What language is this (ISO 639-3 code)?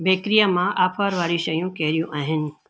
snd